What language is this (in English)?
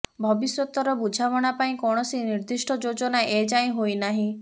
Odia